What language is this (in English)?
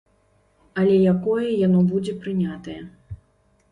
Belarusian